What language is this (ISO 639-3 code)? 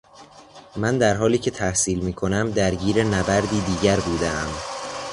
fas